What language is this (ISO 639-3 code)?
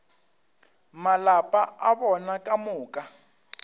nso